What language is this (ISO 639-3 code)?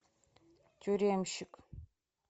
rus